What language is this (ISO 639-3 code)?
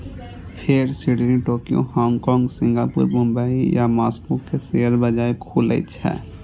mai